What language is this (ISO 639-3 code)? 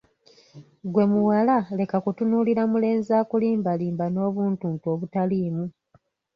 lug